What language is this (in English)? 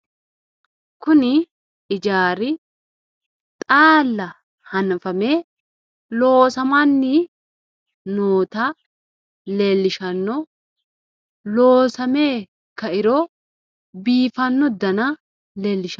Sidamo